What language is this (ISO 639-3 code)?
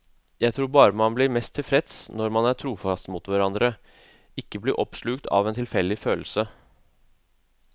nor